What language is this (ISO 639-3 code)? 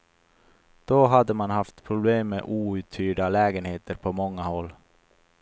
swe